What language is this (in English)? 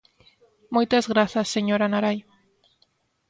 Galician